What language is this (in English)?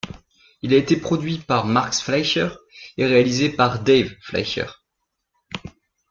French